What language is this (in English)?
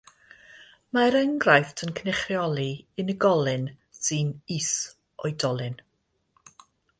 Welsh